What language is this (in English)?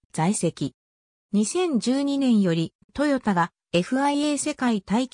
Japanese